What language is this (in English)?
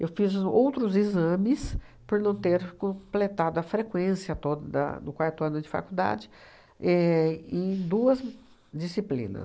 Portuguese